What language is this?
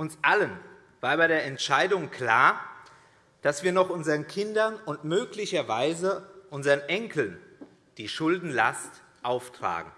German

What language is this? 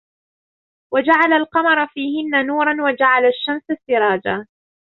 Arabic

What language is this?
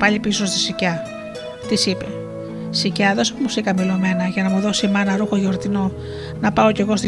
Greek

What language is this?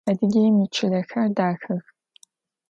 Adyghe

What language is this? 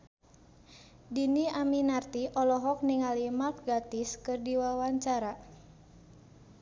Sundanese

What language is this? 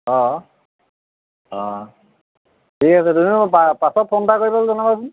Assamese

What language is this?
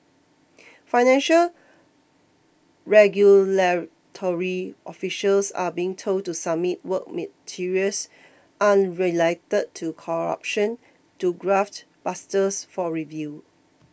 English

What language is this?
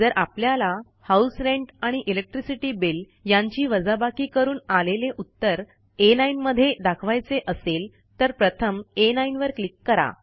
Marathi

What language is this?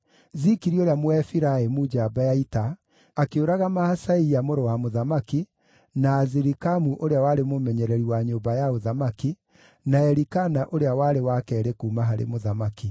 Kikuyu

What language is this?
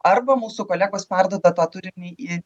Lithuanian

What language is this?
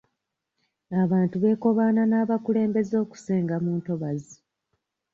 Ganda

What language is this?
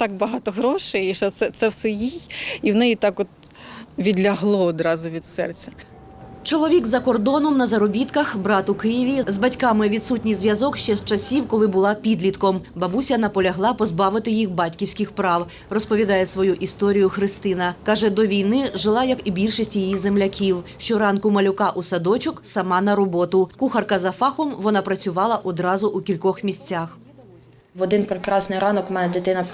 Ukrainian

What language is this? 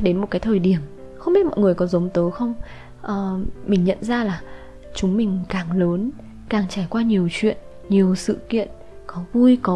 Vietnamese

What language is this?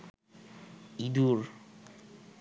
Bangla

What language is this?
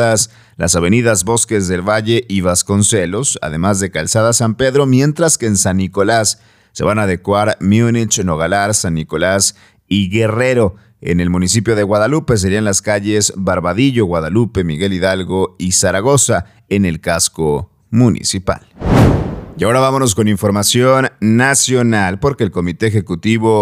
Spanish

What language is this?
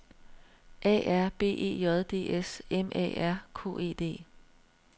Danish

